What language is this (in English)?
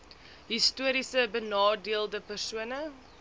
Afrikaans